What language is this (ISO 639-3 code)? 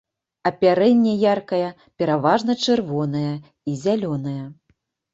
bel